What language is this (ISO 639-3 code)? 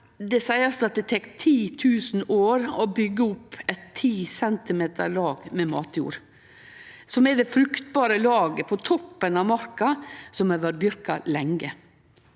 nor